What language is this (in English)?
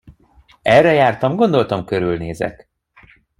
Hungarian